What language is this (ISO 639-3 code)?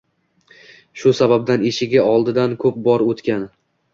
uzb